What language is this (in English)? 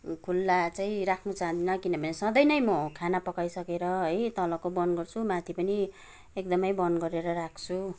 Nepali